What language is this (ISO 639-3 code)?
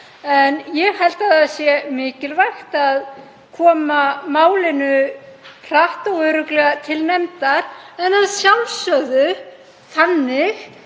isl